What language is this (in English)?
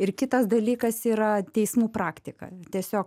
Lithuanian